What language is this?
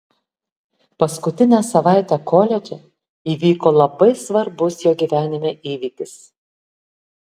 Lithuanian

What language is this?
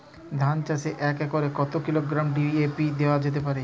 Bangla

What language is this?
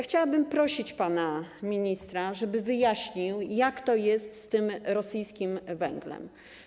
Polish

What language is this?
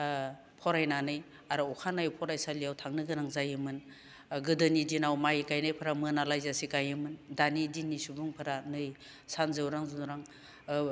Bodo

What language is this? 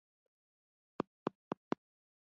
Pashto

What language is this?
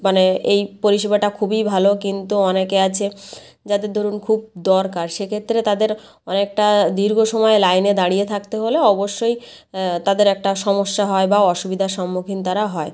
Bangla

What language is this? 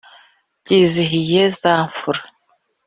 Kinyarwanda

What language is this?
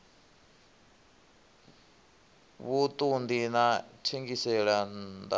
Venda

